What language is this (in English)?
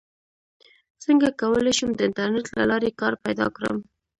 Pashto